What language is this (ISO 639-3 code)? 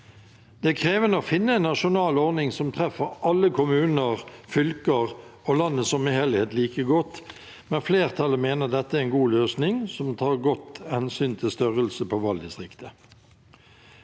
nor